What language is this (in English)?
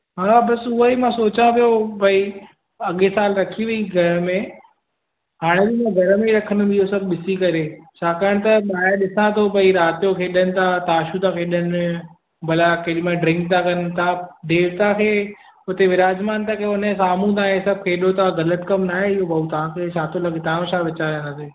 Sindhi